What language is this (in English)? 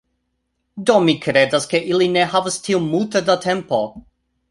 Esperanto